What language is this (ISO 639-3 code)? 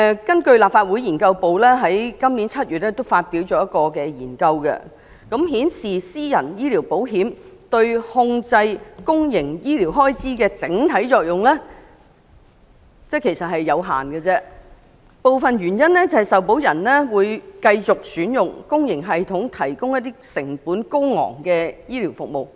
yue